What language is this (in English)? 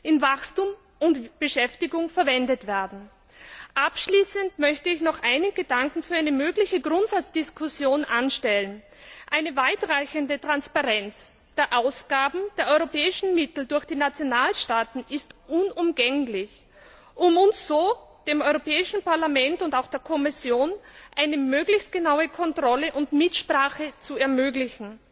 German